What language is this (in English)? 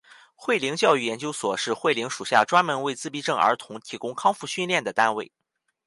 Chinese